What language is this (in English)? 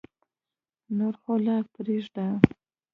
Pashto